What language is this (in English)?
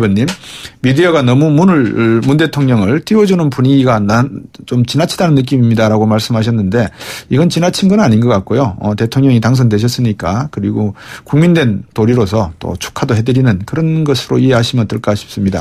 Korean